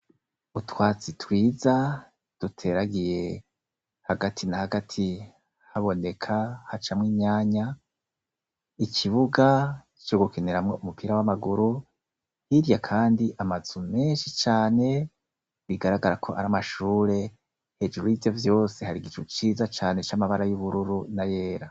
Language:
Rundi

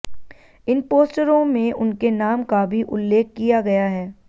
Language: Hindi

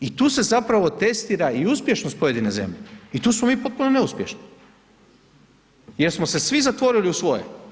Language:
Croatian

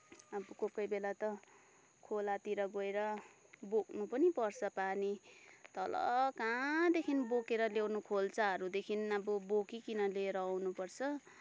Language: Nepali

